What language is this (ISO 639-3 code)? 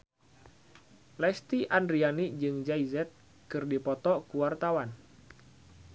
sun